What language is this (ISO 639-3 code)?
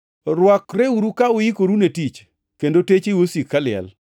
luo